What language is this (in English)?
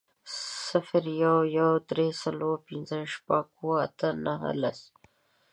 Pashto